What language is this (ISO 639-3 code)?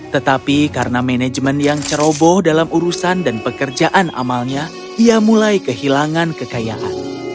ind